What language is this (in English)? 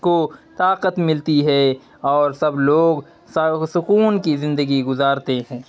Urdu